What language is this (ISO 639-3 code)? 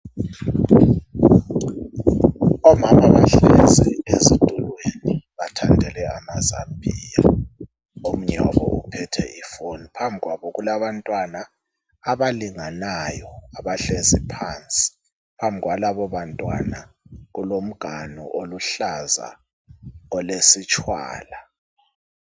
nde